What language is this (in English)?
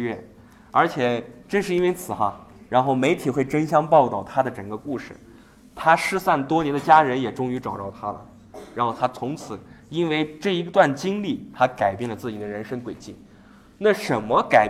Chinese